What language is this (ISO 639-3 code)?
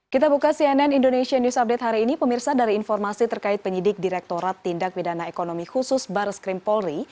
ind